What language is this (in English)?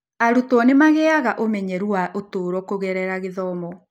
Kikuyu